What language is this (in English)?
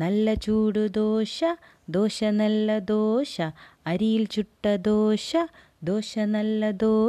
Malayalam